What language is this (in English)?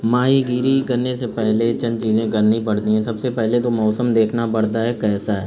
Urdu